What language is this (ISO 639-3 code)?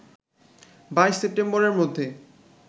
ben